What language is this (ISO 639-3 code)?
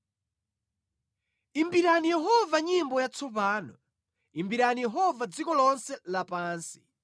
nya